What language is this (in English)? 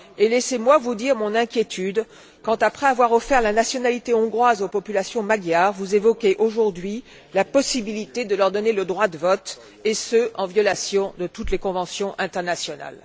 French